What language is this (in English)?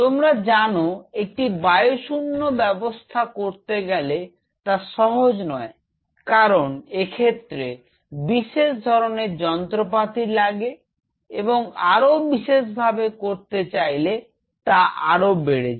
Bangla